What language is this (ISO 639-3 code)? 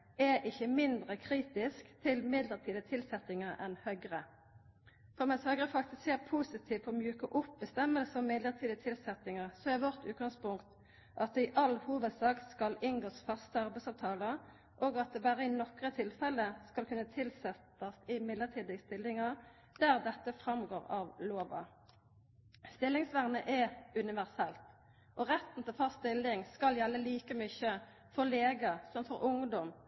nno